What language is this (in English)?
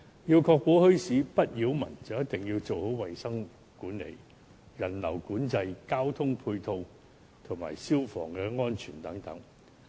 Cantonese